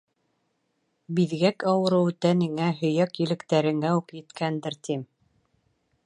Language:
Bashkir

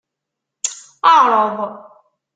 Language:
Kabyle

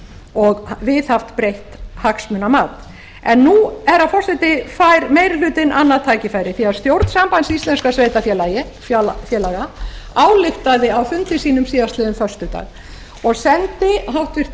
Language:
Icelandic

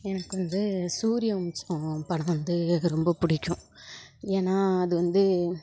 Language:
Tamil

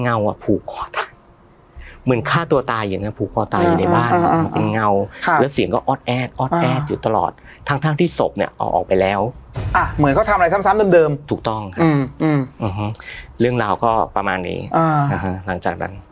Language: Thai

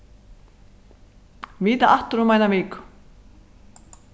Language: Faroese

